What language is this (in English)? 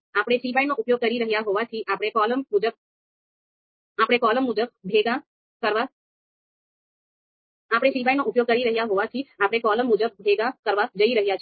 Gujarati